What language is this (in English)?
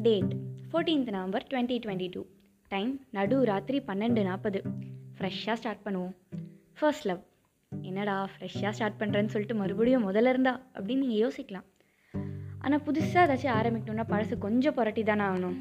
Tamil